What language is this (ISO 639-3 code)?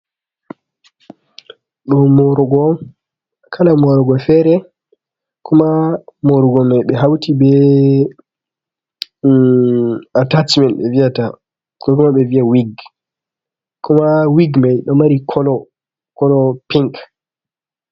ful